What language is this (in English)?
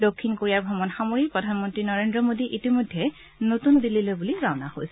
Assamese